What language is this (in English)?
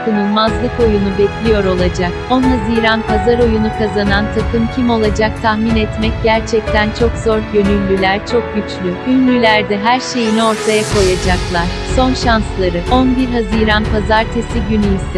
Turkish